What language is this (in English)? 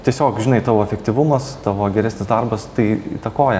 Lithuanian